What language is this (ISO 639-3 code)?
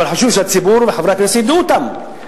heb